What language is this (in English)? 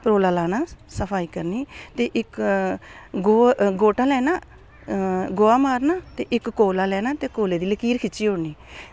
Dogri